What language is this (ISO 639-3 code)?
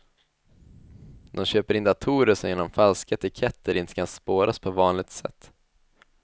swe